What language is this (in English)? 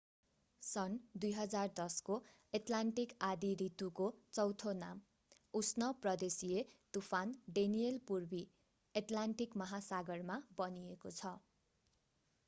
Nepali